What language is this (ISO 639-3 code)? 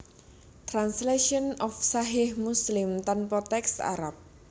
jav